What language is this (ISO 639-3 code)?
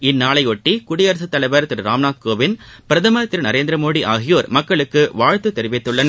tam